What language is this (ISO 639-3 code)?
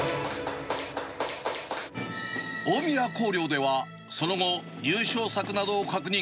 jpn